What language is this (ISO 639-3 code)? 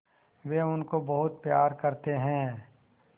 hin